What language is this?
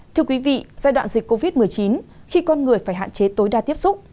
Vietnamese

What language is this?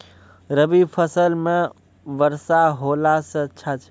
Maithili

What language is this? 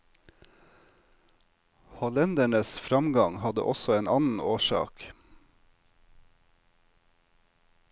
Norwegian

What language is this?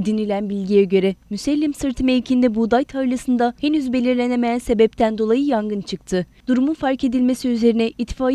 Turkish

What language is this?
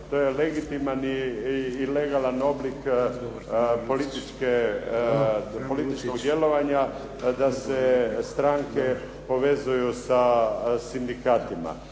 Croatian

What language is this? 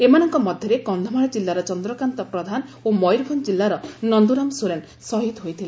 Odia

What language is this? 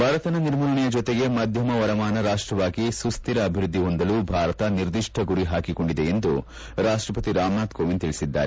Kannada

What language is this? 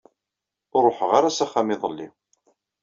Kabyle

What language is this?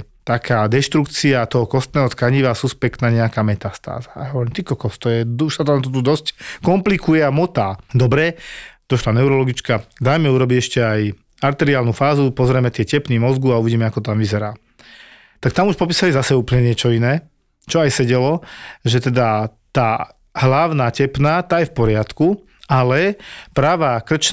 Slovak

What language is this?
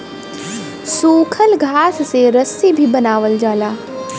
Bhojpuri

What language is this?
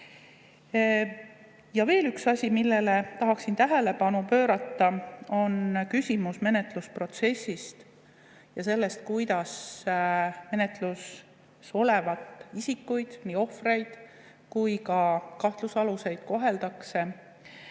Estonian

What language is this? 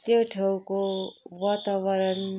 Nepali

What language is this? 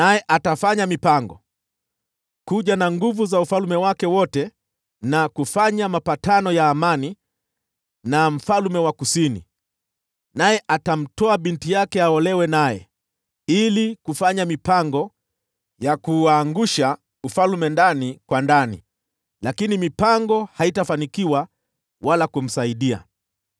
Swahili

